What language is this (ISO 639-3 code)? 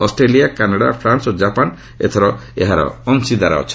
ori